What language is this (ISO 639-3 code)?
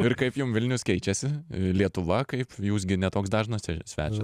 lit